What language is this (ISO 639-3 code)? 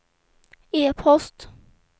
swe